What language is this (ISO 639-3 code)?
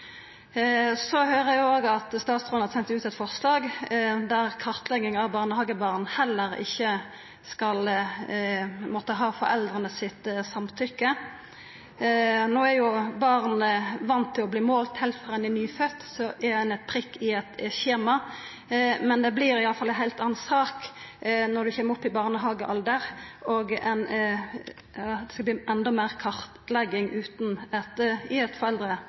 nno